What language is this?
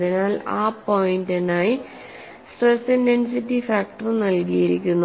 Malayalam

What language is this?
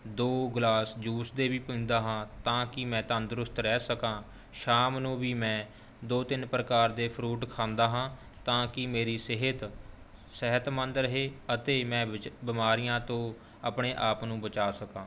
Punjabi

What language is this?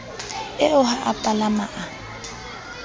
Southern Sotho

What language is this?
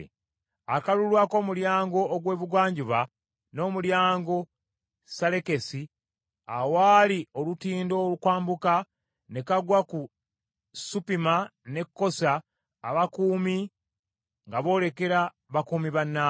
Ganda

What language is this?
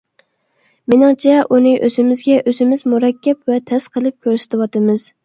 Uyghur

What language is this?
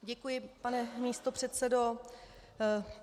Czech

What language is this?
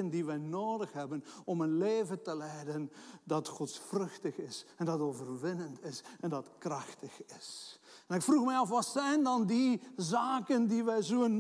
Dutch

